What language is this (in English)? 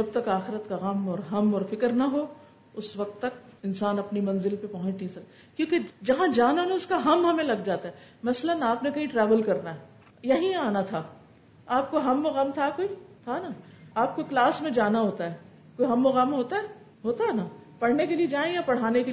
Urdu